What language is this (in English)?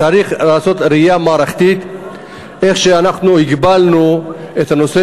Hebrew